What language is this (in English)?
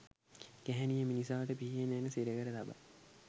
Sinhala